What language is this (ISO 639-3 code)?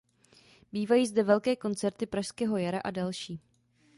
ces